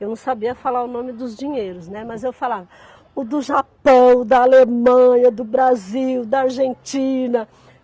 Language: Portuguese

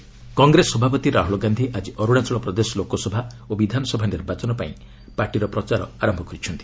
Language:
Odia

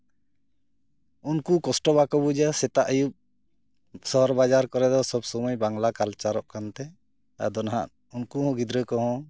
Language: Santali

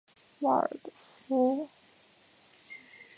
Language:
Chinese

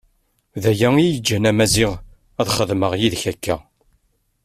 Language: Kabyle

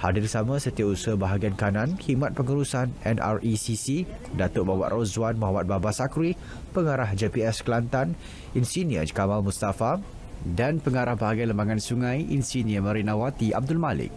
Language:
Malay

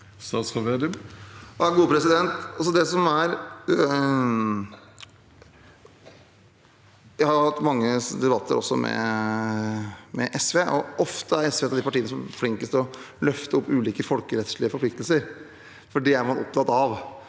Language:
Norwegian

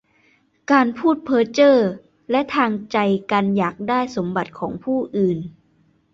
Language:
Thai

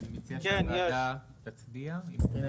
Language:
Hebrew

